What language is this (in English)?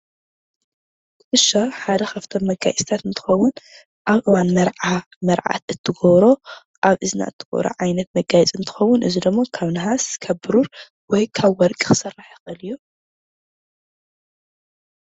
Tigrinya